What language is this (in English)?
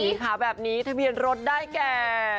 Thai